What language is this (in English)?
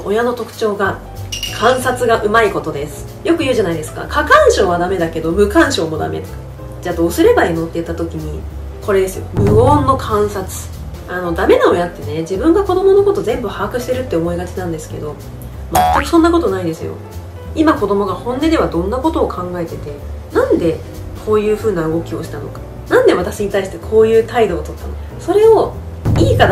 Japanese